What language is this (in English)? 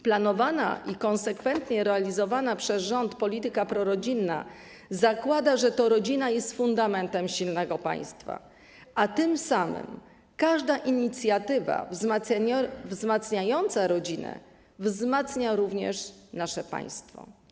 Polish